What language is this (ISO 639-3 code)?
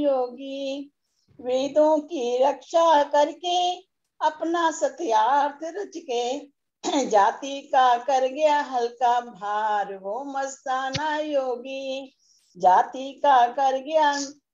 hin